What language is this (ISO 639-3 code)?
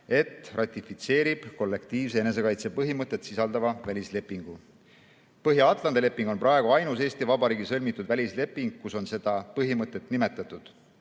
est